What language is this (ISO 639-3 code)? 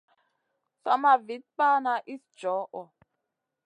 mcn